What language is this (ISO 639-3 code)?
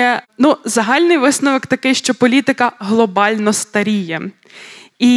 ukr